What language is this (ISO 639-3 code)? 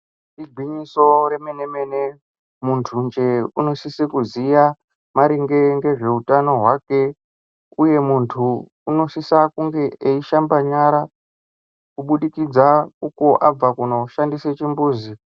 ndc